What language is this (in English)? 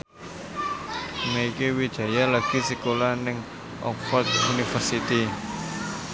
Javanese